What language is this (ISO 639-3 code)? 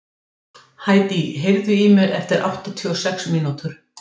isl